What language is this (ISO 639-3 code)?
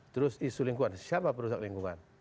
ind